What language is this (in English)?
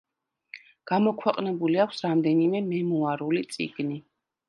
Georgian